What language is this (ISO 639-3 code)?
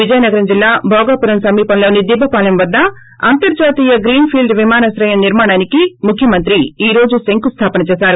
tel